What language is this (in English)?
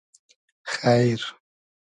Hazaragi